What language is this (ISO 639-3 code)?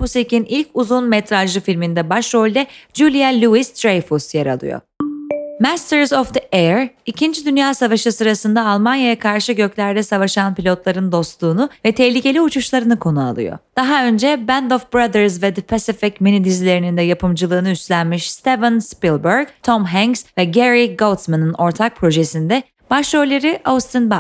tur